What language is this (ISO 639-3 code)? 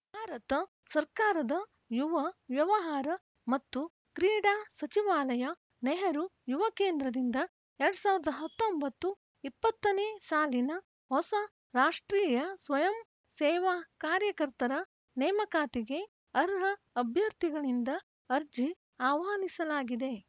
kan